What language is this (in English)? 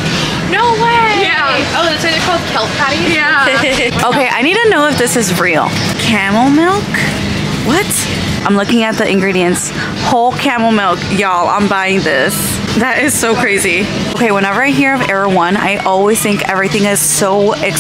English